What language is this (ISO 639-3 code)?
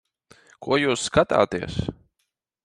lav